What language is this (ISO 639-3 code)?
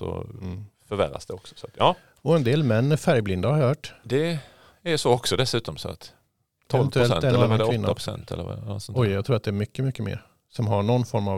swe